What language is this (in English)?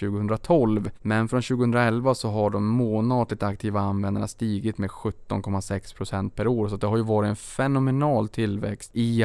Swedish